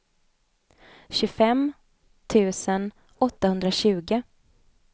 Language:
Swedish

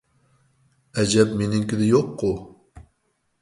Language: Uyghur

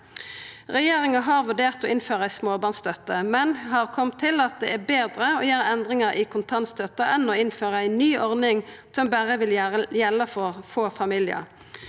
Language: Norwegian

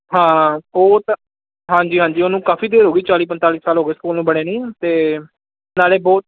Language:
Punjabi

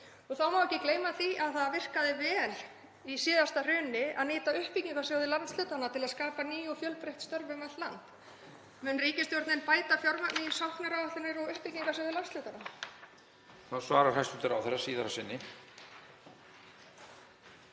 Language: Icelandic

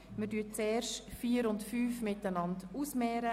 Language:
Swiss German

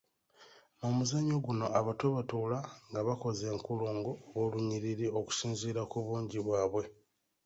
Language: Ganda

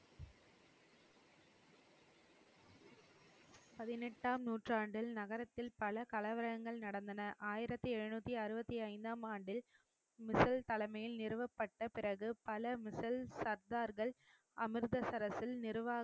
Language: Tamil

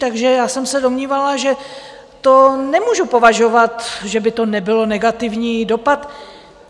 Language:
Czech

